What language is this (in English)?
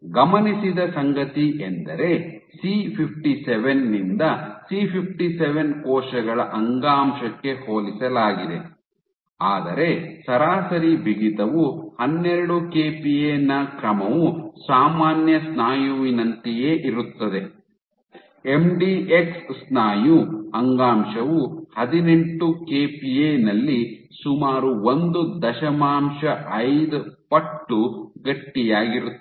Kannada